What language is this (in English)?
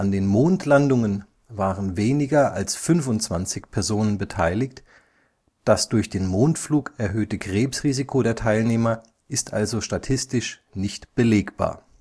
German